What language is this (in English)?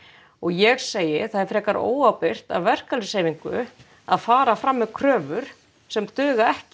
Icelandic